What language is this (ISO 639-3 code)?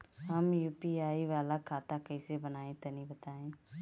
bho